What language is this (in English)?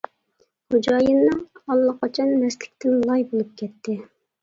Uyghur